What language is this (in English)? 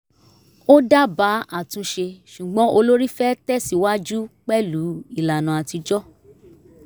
Yoruba